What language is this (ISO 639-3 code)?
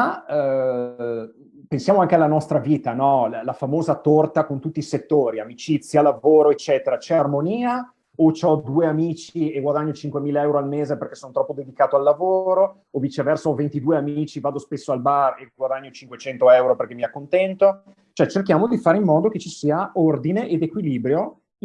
ita